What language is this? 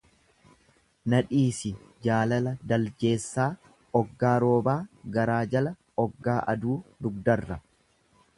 Oromo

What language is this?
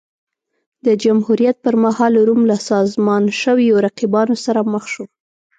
Pashto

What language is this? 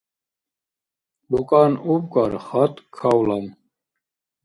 Dargwa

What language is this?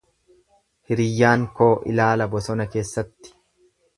Oromo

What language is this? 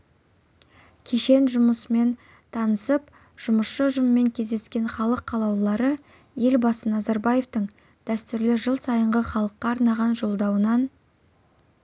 Kazakh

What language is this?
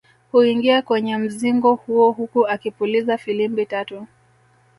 Swahili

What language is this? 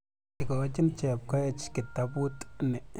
Kalenjin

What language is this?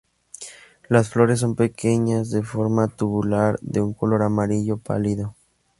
Spanish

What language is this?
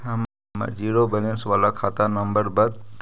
Magahi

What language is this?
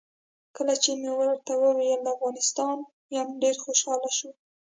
Pashto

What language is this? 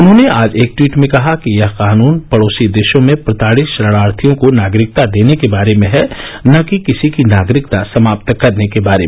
Hindi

